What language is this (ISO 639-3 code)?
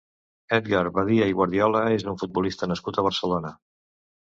cat